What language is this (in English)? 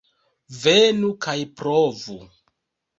Esperanto